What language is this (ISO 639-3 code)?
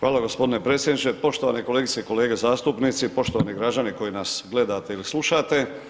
hrv